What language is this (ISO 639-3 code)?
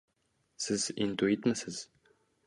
uzb